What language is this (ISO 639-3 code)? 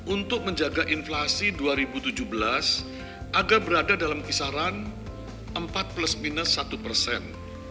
ind